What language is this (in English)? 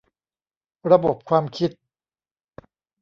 Thai